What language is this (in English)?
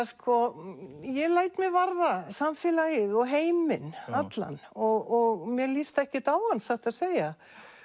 Icelandic